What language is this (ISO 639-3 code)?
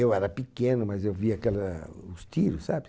por